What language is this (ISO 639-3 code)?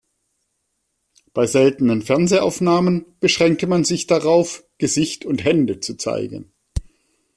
deu